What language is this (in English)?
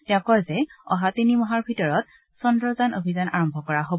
Assamese